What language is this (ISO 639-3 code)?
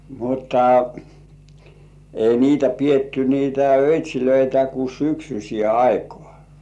fin